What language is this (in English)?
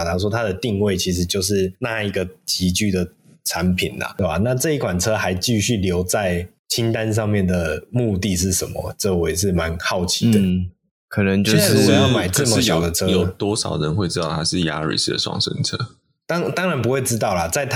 Chinese